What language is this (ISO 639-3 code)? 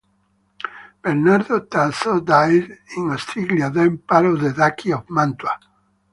eng